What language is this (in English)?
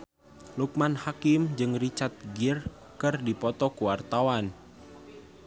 Sundanese